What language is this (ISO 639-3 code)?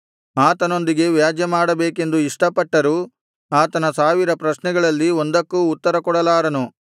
kan